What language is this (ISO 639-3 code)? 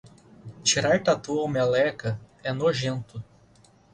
por